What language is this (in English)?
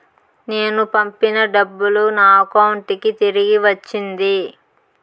Telugu